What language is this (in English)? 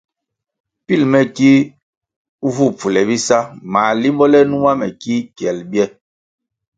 Kwasio